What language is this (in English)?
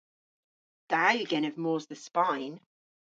Cornish